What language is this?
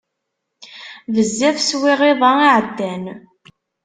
Kabyle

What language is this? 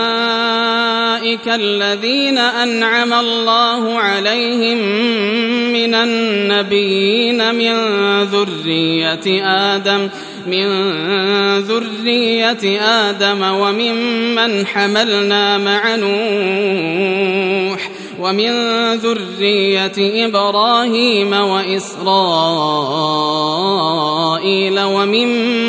Arabic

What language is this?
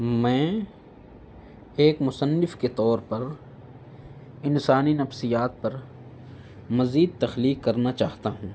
Urdu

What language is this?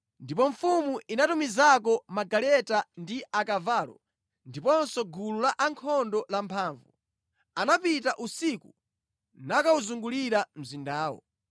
Nyanja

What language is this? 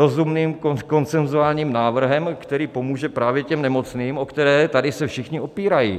Czech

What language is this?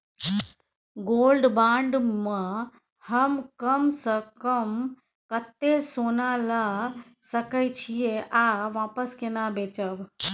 Maithili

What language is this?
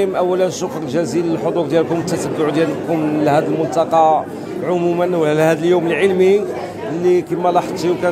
Arabic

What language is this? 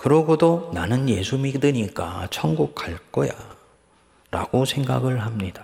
Korean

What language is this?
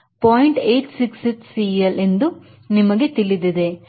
Kannada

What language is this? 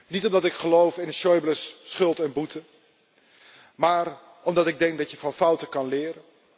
Dutch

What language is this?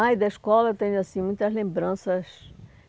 Portuguese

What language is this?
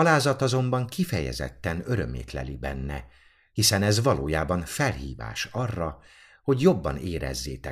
Hungarian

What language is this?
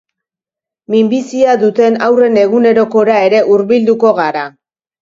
Basque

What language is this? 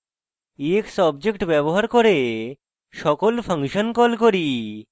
Bangla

